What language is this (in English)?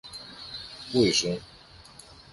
Greek